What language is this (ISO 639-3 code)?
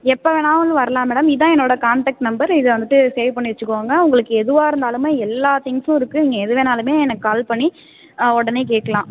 tam